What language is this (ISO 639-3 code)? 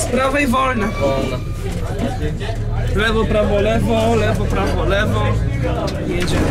pol